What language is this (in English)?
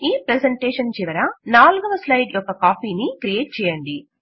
Telugu